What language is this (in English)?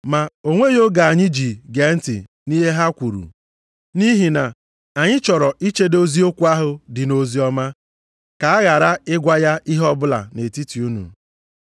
Igbo